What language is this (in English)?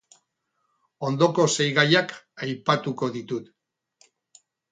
Basque